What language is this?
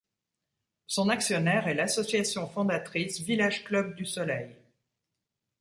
French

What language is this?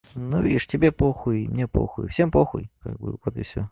Russian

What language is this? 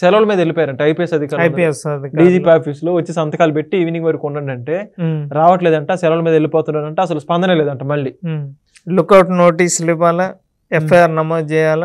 Telugu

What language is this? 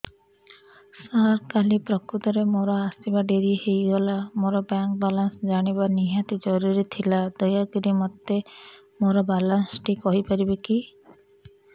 Odia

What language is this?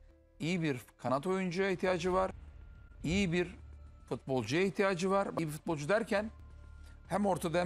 Turkish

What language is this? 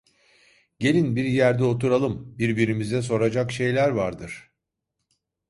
Turkish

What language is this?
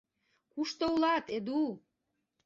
Mari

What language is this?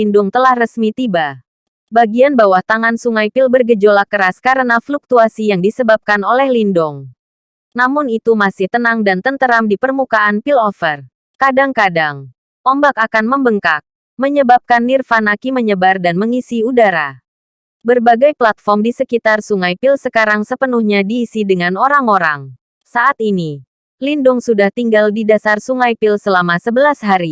Indonesian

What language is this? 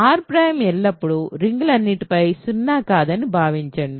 Telugu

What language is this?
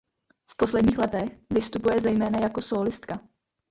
Czech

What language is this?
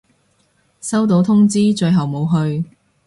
Cantonese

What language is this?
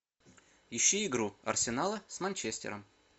Russian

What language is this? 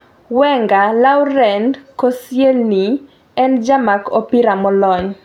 Luo (Kenya and Tanzania)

